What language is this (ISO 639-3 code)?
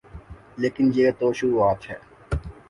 urd